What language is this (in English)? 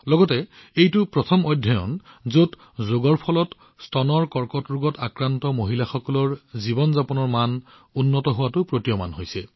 Assamese